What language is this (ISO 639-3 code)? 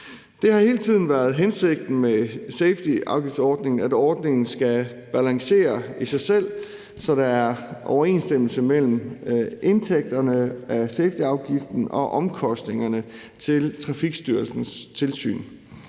dan